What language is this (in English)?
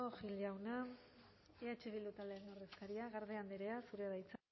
Basque